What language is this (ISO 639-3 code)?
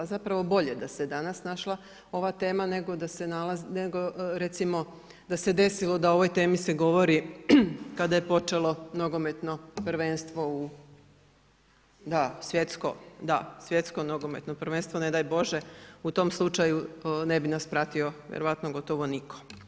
hrv